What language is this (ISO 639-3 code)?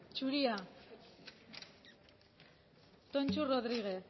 eus